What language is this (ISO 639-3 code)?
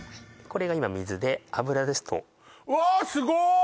jpn